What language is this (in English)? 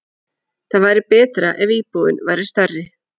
Icelandic